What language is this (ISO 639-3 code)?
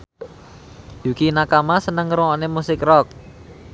jav